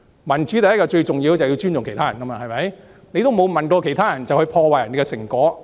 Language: Cantonese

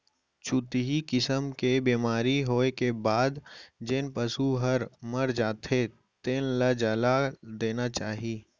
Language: Chhattisgarhi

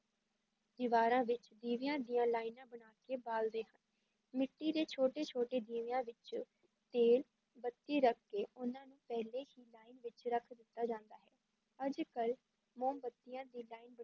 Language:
Punjabi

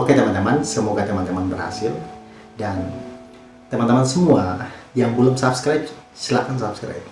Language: Indonesian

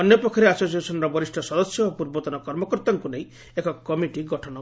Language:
Odia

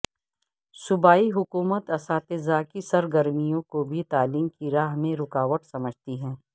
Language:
Urdu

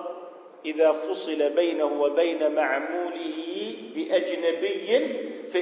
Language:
Arabic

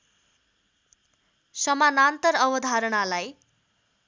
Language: Nepali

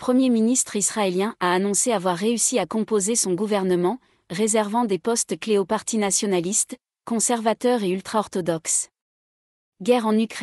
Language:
French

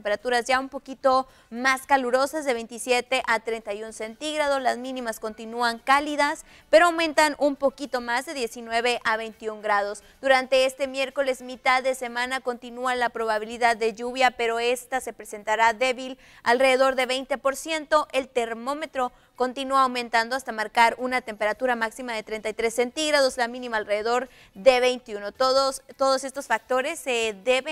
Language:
Spanish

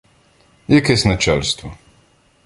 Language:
Ukrainian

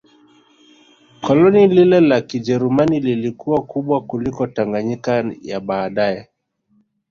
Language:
Swahili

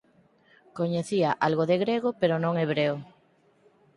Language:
Galician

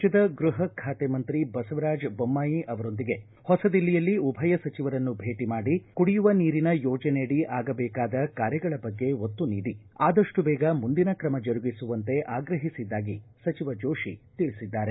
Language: Kannada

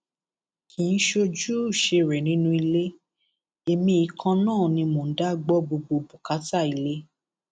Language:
Yoruba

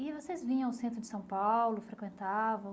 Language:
Portuguese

